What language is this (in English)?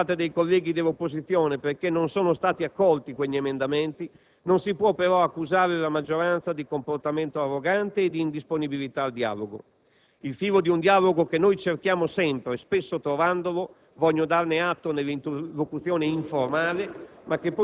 Italian